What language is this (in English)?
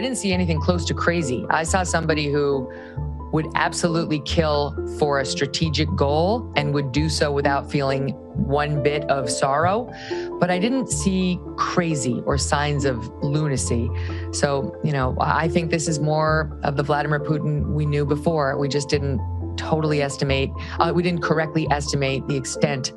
Czech